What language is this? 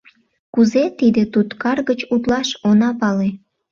Mari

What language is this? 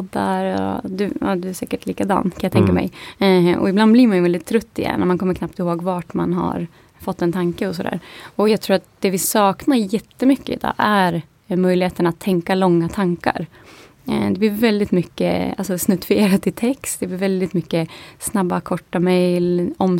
Swedish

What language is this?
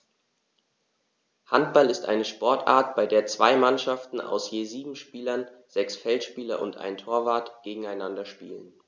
German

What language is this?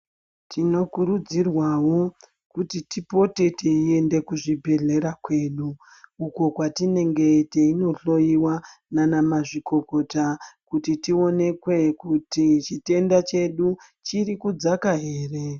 Ndau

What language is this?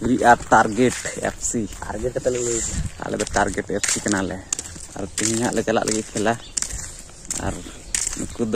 Indonesian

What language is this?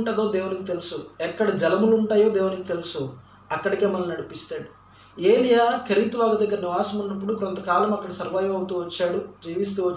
Telugu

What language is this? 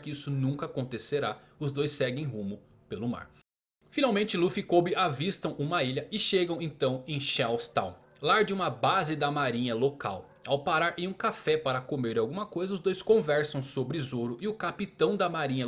Portuguese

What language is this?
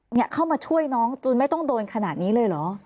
Thai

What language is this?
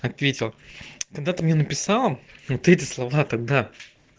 Russian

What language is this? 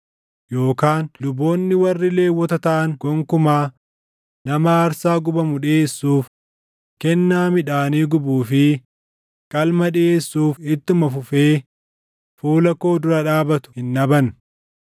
Oromo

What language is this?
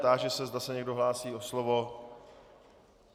Czech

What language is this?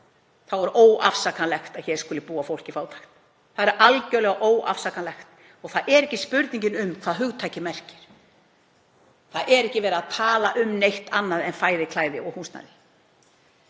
Icelandic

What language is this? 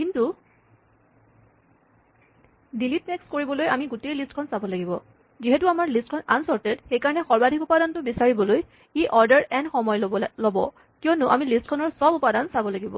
Assamese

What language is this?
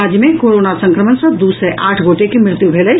Maithili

